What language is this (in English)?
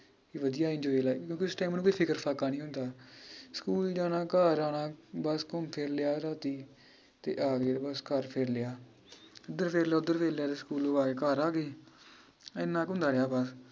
Punjabi